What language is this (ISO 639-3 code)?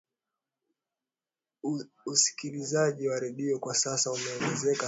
swa